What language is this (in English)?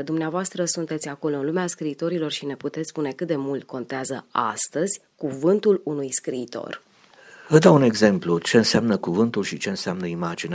Romanian